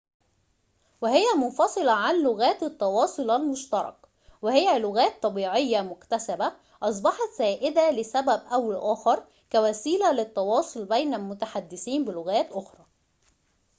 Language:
Arabic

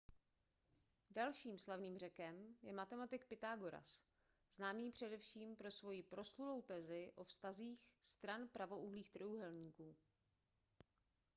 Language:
Czech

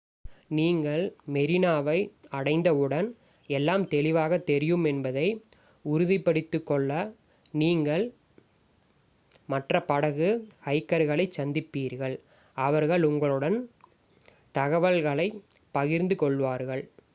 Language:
Tamil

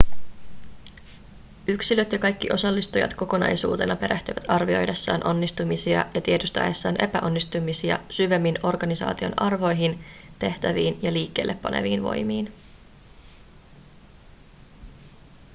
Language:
Finnish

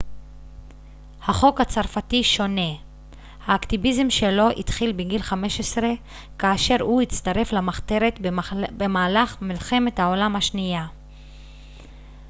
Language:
Hebrew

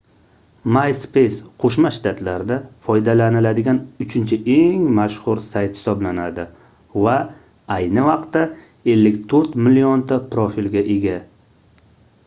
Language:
Uzbek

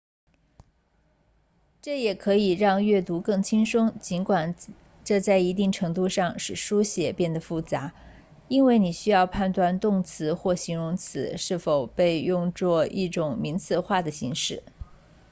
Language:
Chinese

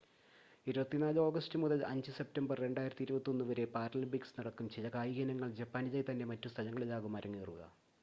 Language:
Malayalam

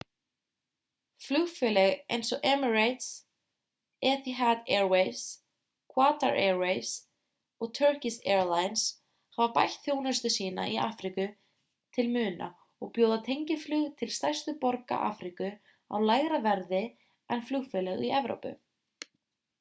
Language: Icelandic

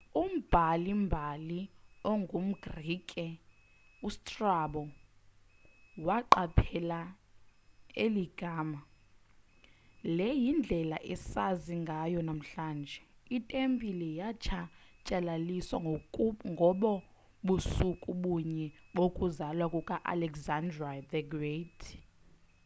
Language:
Xhosa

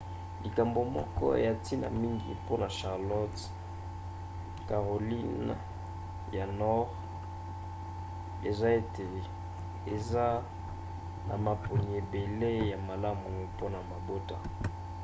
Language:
Lingala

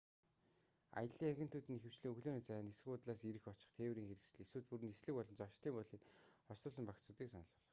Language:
Mongolian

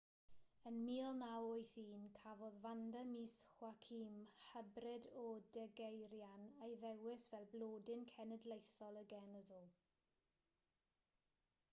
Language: Welsh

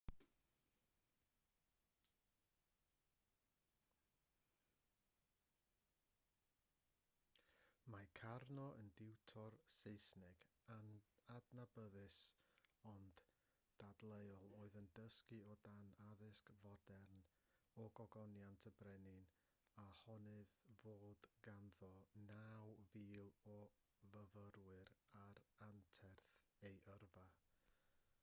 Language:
Welsh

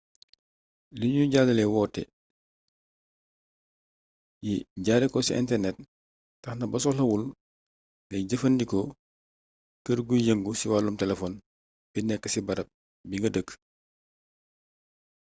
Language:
Wolof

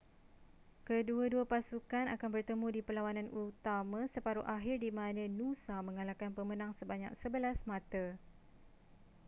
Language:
Malay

